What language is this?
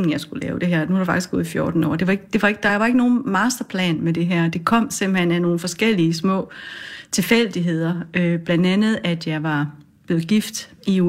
Danish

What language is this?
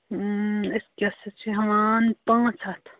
Kashmiri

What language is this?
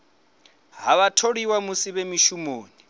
Venda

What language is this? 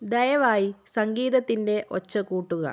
Malayalam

